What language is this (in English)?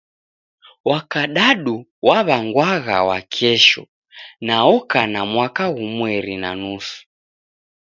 Taita